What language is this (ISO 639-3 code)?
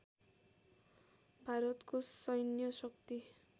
nep